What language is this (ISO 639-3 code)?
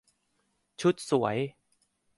tha